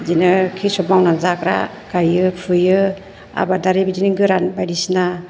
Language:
Bodo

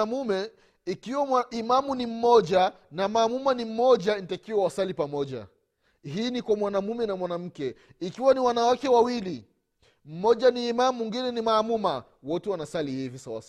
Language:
Swahili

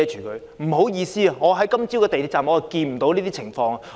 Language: Cantonese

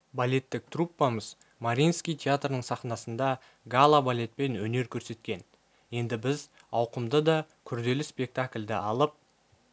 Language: Kazakh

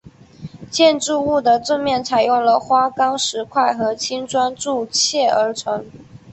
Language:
Chinese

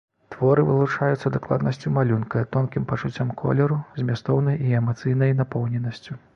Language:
Belarusian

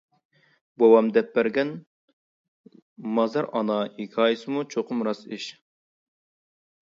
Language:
Uyghur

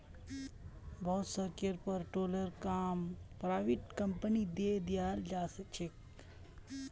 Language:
Magahi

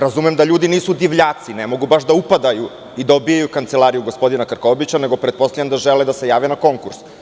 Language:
Serbian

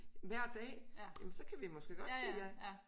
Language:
Danish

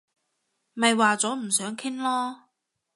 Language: Cantonese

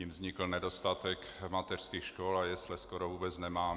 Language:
Czech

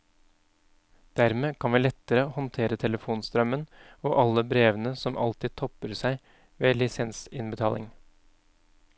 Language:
Norwegian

